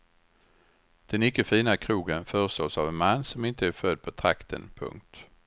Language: Swedish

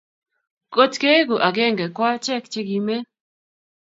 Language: Kalenjin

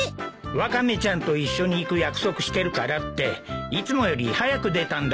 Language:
Japanese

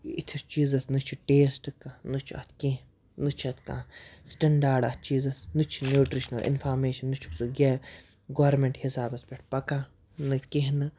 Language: Kashmiri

